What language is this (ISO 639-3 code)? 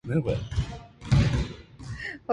jpn